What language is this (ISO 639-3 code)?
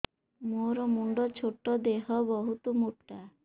ori